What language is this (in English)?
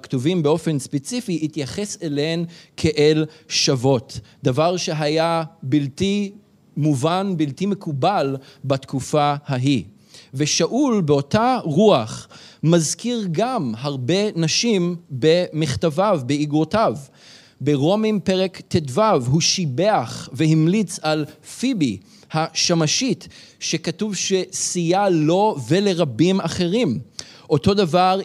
Hebrew